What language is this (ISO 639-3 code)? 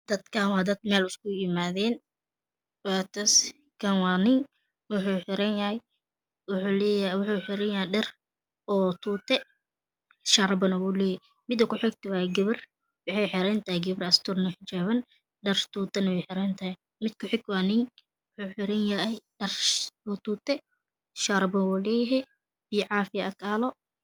som